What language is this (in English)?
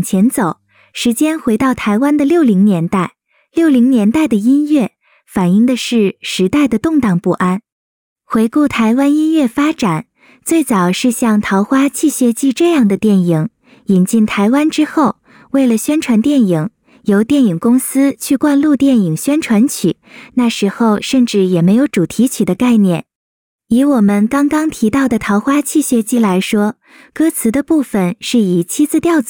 Chinese